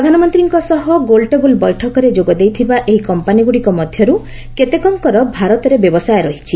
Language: Odia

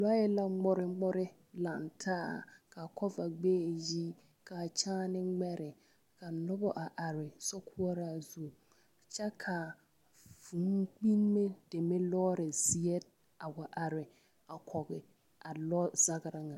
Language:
Southern Dagaare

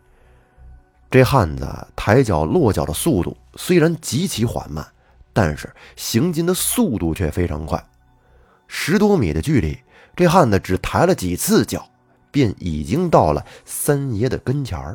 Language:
Chinese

